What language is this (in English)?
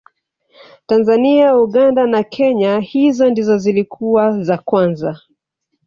Swahili